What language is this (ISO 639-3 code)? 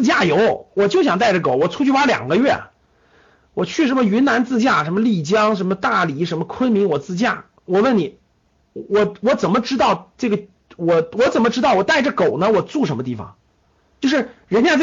zho